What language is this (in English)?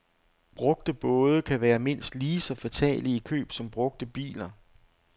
Danish